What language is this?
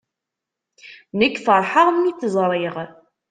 Kabyle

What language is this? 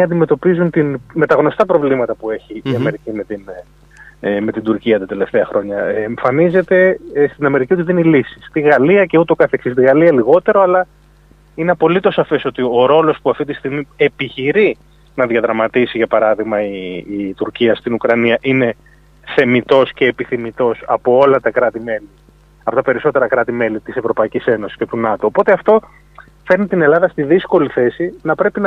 Greek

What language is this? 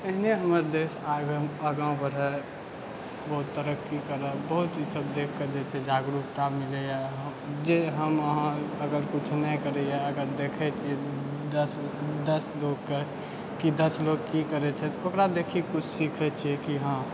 Maithili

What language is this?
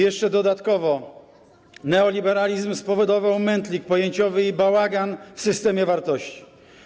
Polish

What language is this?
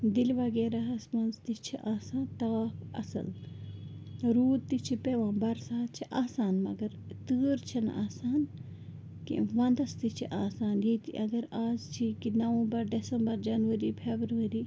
Kashmiri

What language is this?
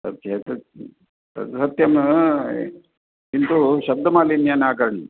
Sanskrit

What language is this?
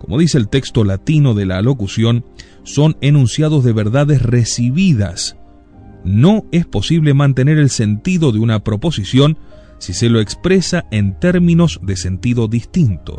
Spanish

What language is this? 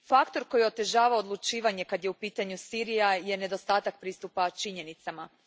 Croatian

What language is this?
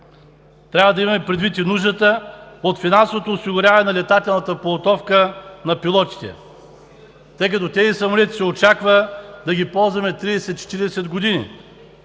Bulgarian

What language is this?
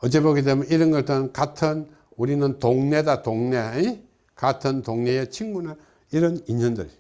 Korean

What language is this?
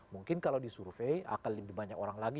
Indonesian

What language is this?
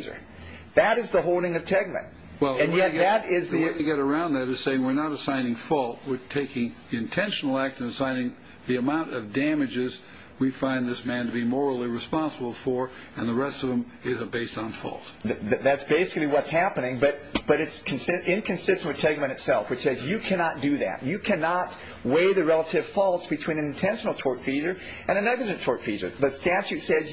English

